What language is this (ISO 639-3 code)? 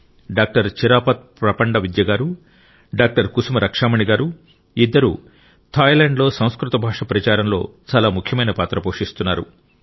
tel